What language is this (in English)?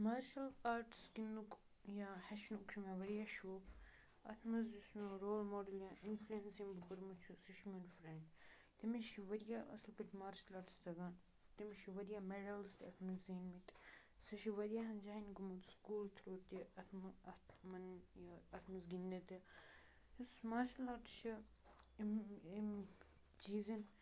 Kashmiri